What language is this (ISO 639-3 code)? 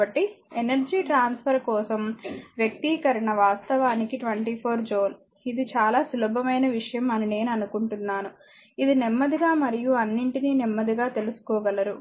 tel